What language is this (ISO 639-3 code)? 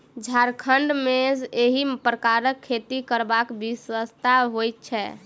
mai